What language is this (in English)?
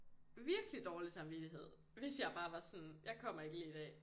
Danish